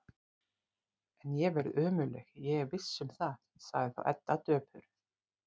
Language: Icelandic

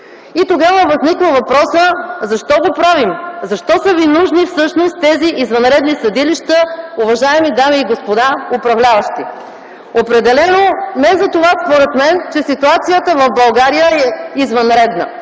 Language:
Bulgarian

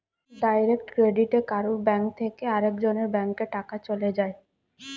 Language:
Bangla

